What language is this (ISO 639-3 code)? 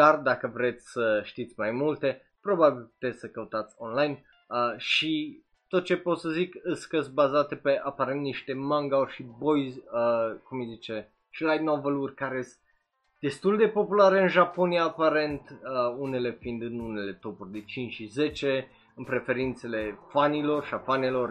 ron